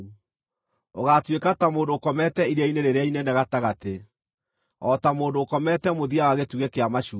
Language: Kikuyu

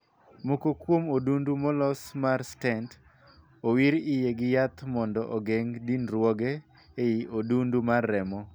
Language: Luo (Kenya and Tanzania)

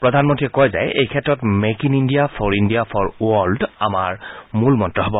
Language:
Assamese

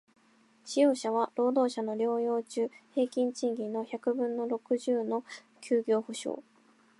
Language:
Japanese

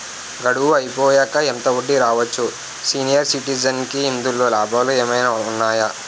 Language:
Telugu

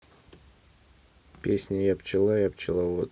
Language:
Russian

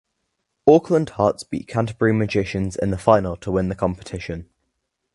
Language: English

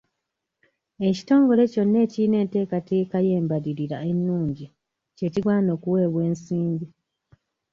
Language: Ganda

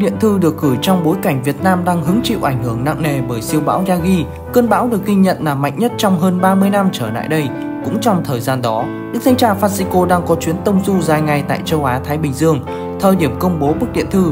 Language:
Vietnamese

